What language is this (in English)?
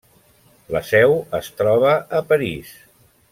Catalan